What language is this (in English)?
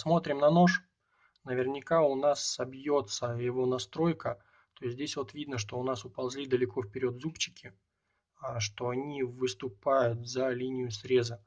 Russian